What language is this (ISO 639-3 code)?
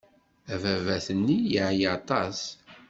kab